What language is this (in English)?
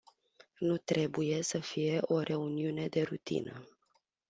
Romanian